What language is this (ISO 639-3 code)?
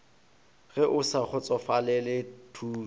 nso